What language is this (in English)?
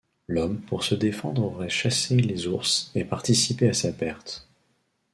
French